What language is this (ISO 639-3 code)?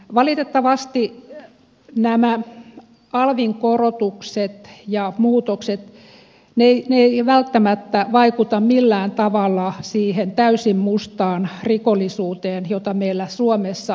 fin